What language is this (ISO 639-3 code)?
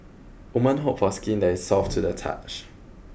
eng